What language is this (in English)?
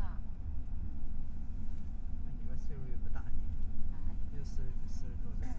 Chinese